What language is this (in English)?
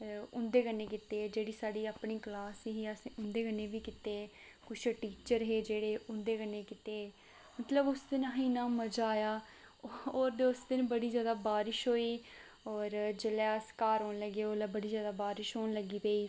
Dogri